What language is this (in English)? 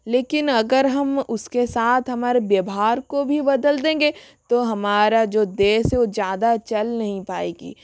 Hindi